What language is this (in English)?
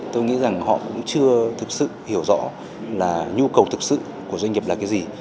Vietnamese